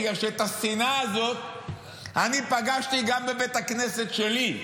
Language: Hebrew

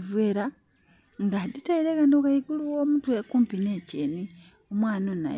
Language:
Soga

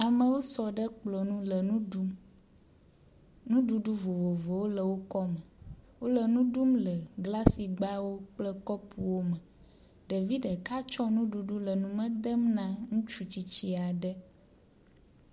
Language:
Ewe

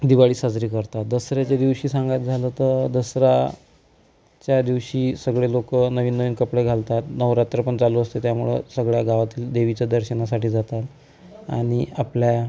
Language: Marathi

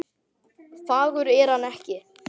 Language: Icelandic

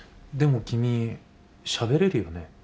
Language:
Japanese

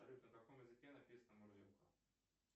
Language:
Russian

